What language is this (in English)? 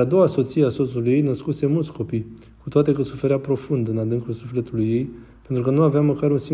Romanian